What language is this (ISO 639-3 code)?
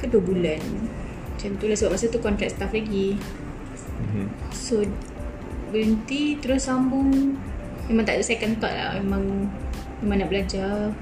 msa